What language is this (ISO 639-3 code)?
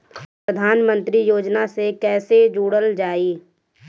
bho